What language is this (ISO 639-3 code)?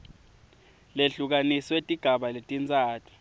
ssw